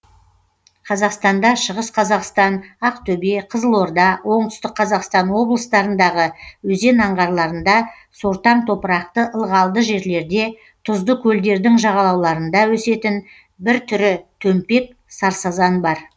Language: Kazakh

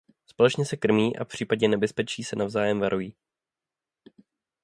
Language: Czech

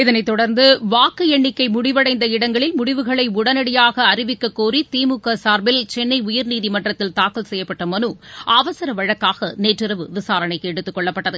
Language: Tamil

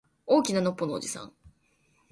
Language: Japanese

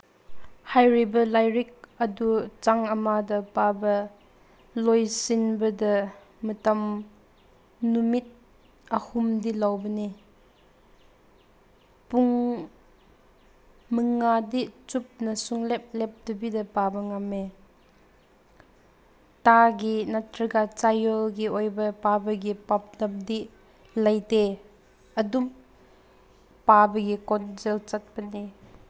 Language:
Manipuri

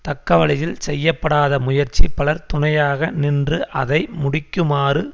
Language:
Tamil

